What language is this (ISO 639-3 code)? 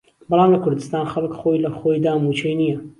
ckb